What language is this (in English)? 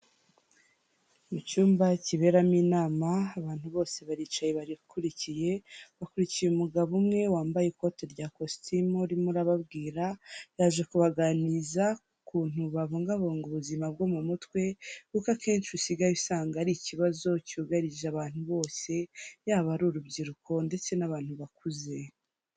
Kinyarwanda